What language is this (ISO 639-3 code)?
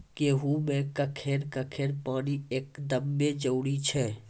mai